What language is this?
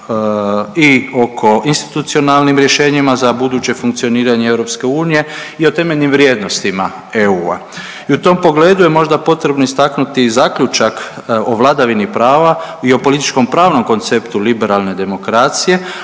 Croatian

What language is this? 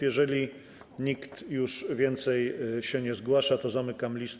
Polish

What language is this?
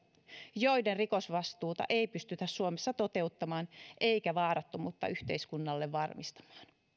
Finnish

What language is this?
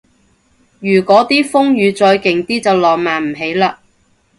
Cantonese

